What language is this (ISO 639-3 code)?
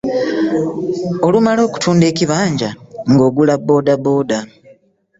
lug